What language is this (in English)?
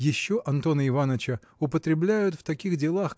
Russian